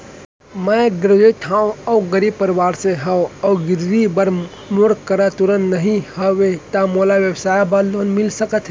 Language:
Chhattisgarhi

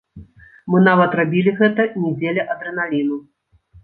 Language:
Belarusian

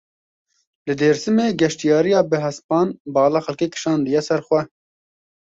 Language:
Kurdish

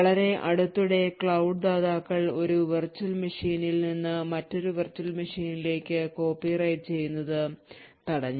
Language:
Malayalam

